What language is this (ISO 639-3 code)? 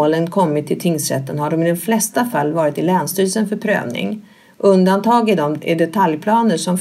swe